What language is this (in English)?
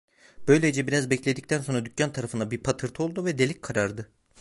Turkish